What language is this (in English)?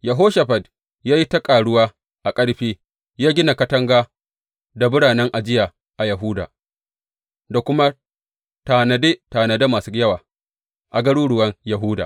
Hausa